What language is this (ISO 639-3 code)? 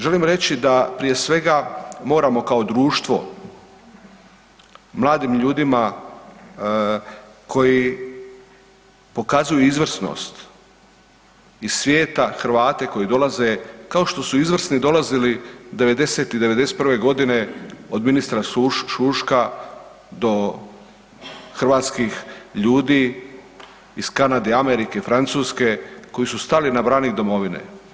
hrv